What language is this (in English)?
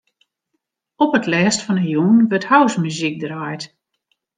Western Frisian